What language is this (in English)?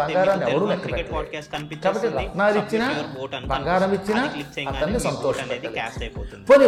Telugu